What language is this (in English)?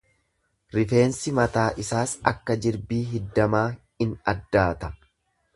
Oromo